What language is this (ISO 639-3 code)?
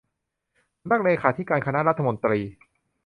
tha